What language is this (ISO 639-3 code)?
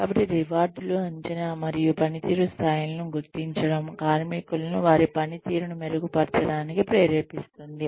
tel